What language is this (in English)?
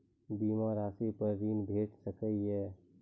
Maithili